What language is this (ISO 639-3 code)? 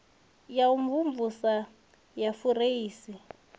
ven